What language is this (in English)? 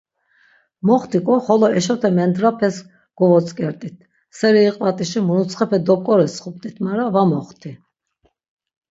Laz